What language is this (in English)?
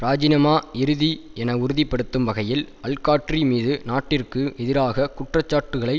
Tamil